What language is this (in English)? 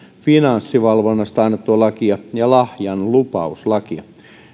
Finnish